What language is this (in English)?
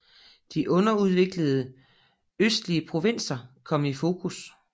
Danish